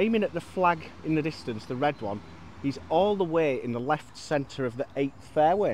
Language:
English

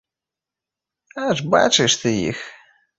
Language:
Belarusian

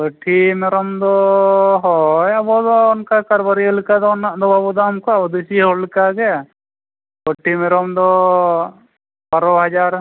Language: Santali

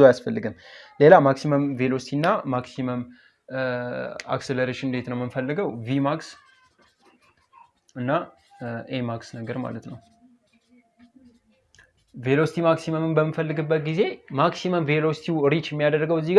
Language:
Turkish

